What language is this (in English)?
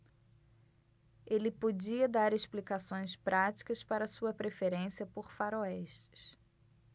Portuguese